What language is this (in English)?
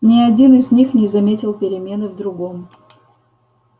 Russian